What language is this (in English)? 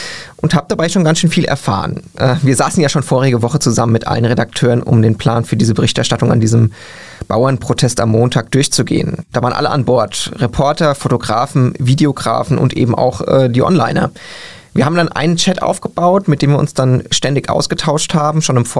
German